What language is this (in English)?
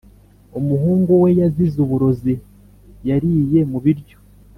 Kinyarwanda